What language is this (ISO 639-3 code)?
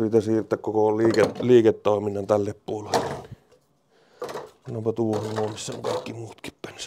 fin